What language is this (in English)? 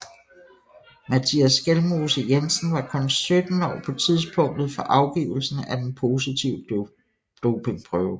Danish